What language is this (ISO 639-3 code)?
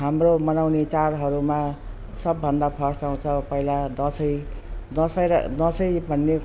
nep